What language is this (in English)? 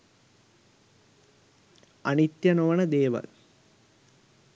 Sinhala